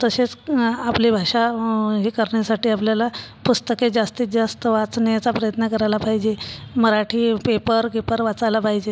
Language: Marathi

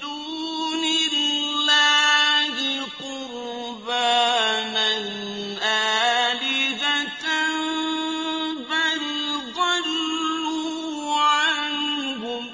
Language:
Arabic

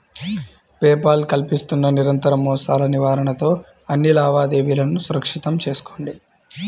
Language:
Telugu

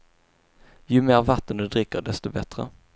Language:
Swedish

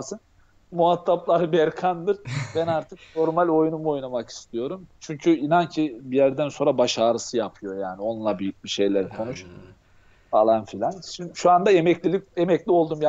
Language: Turkish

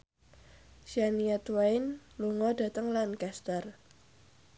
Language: Javanese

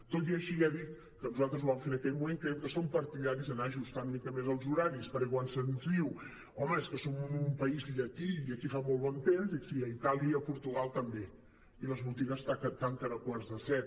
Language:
Catalan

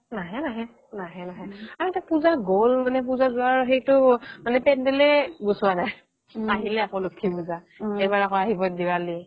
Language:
Assamese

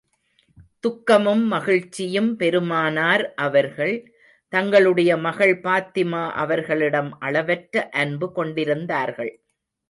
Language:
Tamil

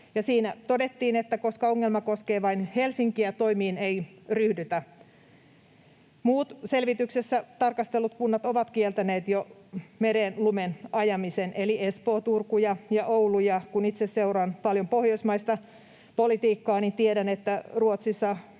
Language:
Finnish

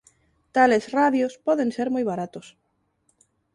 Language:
Galician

